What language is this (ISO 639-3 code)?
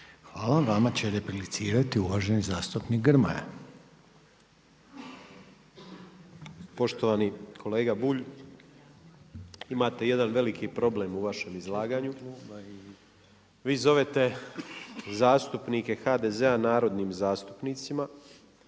hrv